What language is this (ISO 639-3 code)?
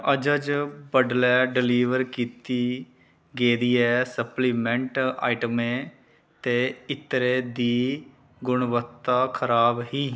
doi